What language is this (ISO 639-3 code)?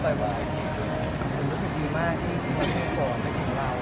tha